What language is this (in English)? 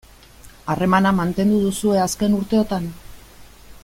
Basque